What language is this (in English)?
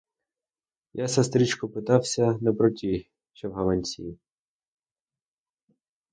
Ukrainian